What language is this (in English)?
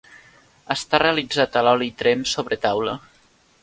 Catalan